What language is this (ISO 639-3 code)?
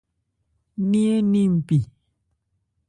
ebr